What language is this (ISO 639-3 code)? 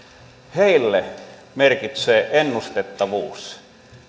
fin